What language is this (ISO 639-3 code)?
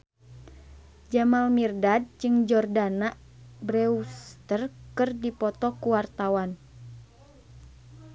sun